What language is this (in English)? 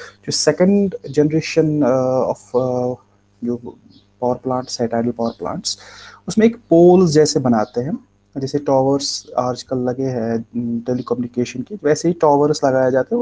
Hindi